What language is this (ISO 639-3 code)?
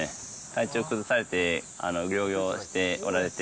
jpn